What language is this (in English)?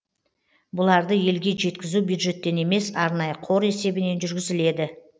Kazakh